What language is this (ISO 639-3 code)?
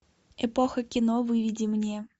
rus